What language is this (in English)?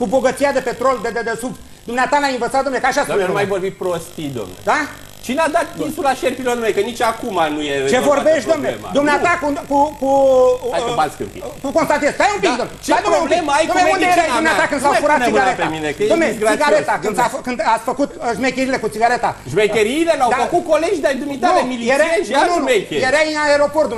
Romanian